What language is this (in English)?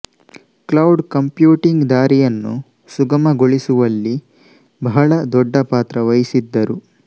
Kannada